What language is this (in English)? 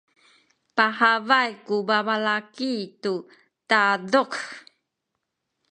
Sakizaya